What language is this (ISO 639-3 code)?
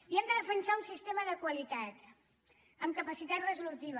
cat